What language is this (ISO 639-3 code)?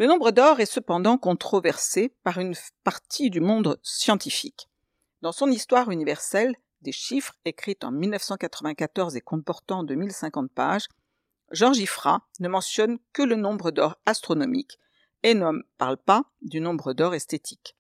fra